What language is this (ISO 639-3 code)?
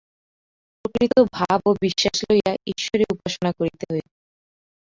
ben